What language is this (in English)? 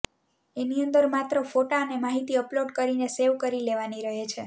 Gujarati